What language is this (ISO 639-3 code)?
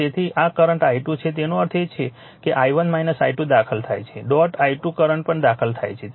guj